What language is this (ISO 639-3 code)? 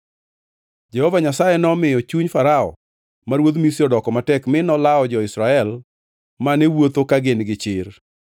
luo